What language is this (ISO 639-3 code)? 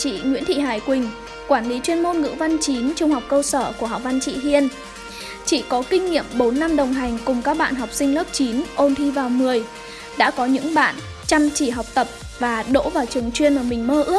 vie